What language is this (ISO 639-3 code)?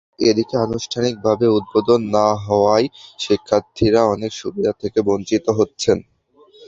ben